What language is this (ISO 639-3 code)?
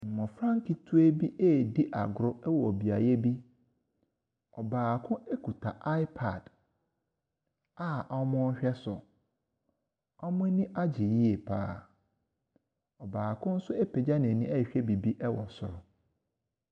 aka